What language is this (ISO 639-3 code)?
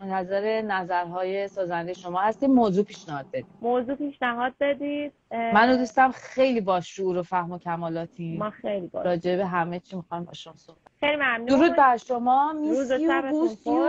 fas